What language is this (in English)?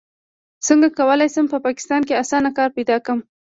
Pashto